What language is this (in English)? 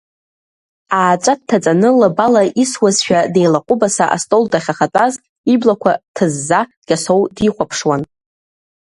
Abkhazian